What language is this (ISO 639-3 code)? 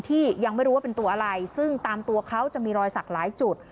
tha